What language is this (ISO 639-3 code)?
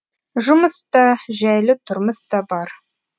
kaz